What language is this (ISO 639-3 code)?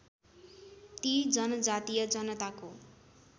nep